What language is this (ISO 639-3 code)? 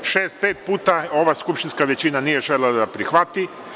srp